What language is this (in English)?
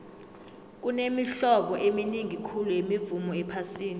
South Ndebele